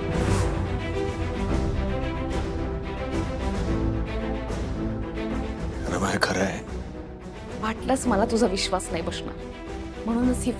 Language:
Hindi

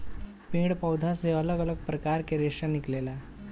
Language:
Bhojpuri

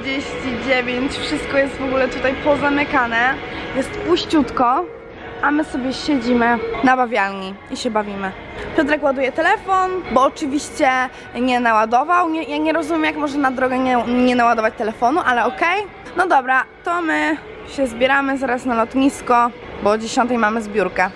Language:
Polish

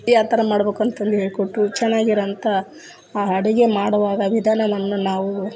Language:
Kannada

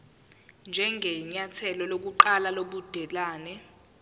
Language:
Zulu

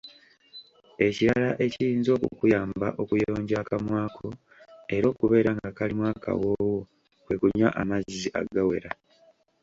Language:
Ganda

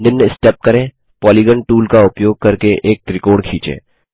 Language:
Hindi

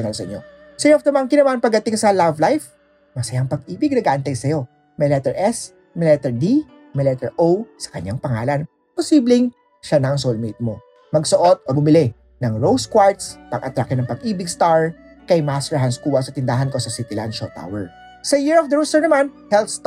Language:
Filipino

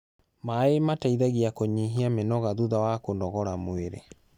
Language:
Kikuyu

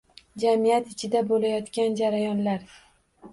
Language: Uzbek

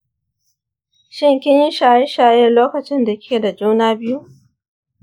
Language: Hausa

